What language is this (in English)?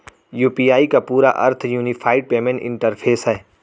Hindi